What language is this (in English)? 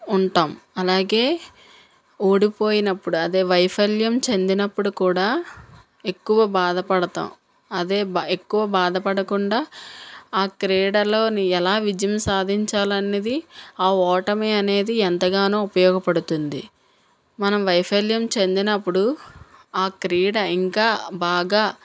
Telugu